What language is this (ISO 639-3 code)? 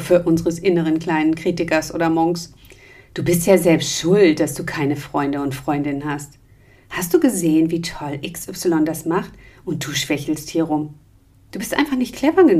deu